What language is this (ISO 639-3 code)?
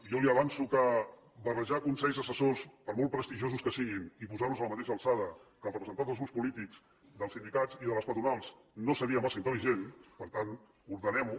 cat